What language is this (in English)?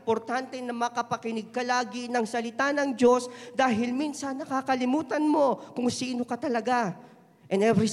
Filipino